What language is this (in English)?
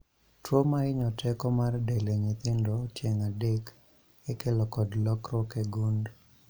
Luo (Kenya and Tanzania)